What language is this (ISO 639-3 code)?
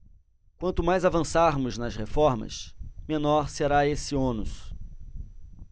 por